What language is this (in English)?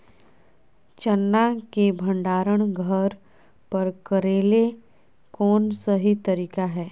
Magahi